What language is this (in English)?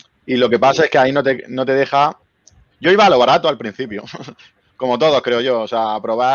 Spanish